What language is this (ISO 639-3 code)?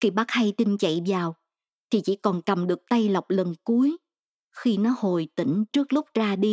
vie